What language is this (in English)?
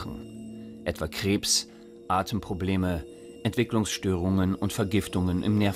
German